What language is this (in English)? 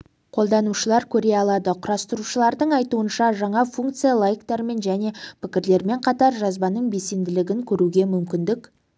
Kazakh